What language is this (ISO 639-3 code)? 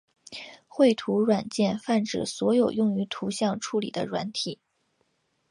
zho